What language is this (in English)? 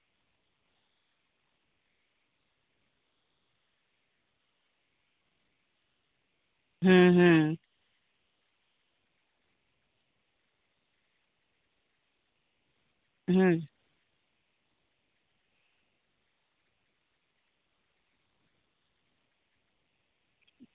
Santali